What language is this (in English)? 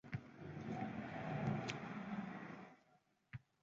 Uzbek